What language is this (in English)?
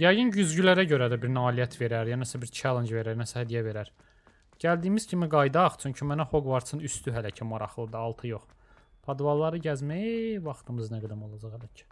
Turkish